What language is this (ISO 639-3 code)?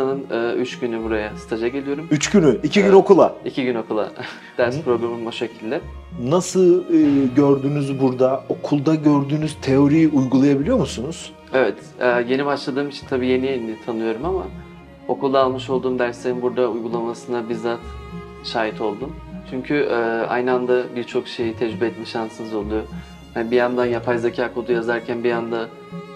tur